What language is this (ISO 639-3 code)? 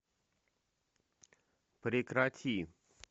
rus